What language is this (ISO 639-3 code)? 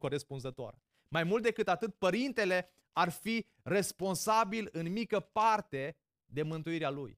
ron